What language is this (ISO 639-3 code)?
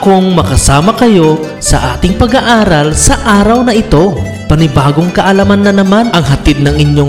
fil